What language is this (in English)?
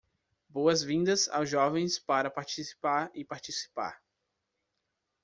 Portuguese